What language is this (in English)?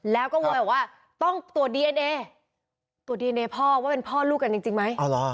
Thai